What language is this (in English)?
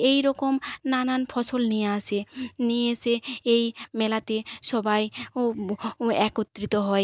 Bangla